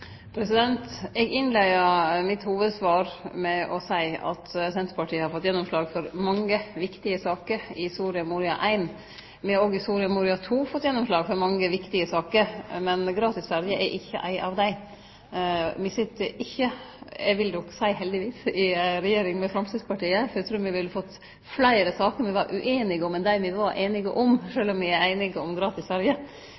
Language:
Norwegian Nynorsk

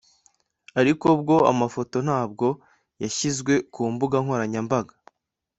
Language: Kinyarwanda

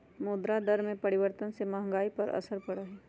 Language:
Magahi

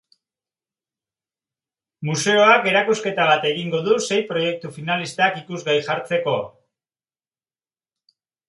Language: Basque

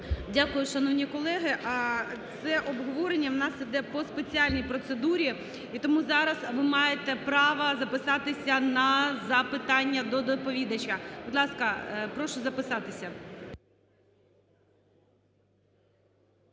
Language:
Ukrainian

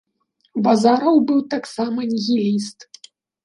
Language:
Belarusian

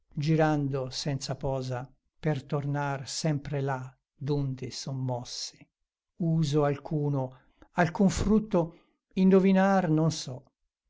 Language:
Italian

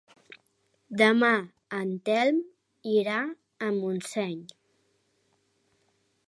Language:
Catalan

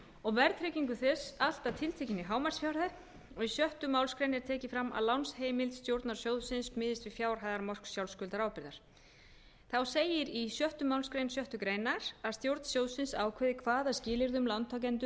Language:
Icelandic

